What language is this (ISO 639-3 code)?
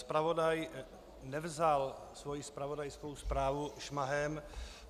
ces